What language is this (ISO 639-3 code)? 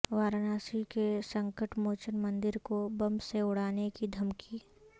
urd